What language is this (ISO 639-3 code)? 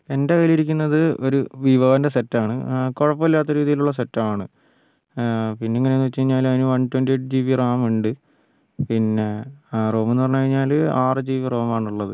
mal